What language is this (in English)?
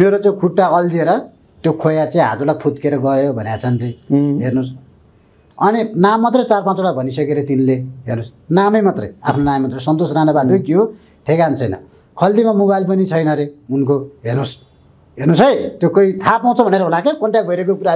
Indonesian